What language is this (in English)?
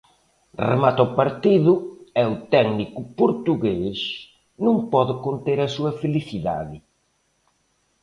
Galician